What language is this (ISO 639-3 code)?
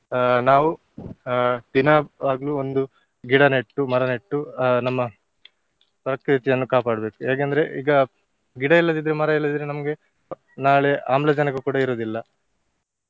kan